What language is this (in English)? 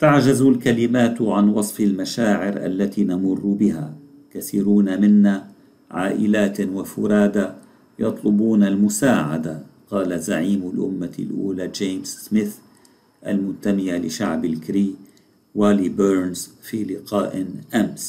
Arabic